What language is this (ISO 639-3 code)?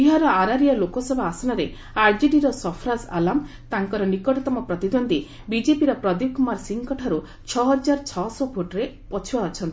ori